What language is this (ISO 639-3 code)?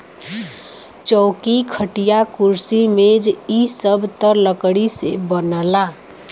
bho